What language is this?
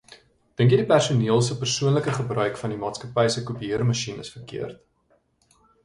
Afrikaans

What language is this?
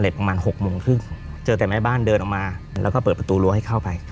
Thai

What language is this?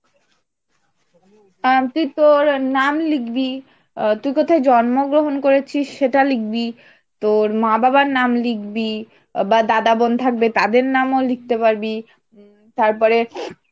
Bangla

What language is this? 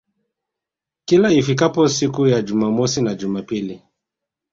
Swahili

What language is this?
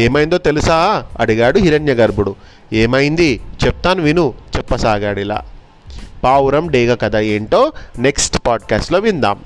Telugu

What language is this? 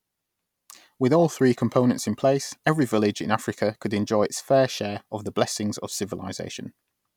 English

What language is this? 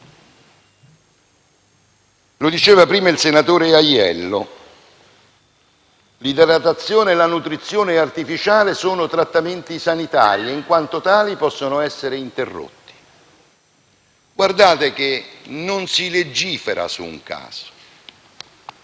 Italian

